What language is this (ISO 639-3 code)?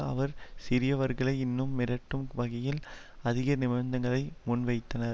tam